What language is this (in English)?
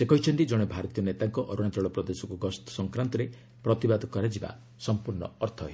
Odia